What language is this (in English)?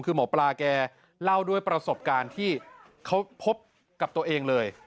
Thai